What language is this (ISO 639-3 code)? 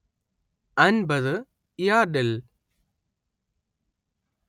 mal